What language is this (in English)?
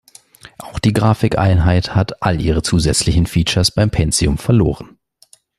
German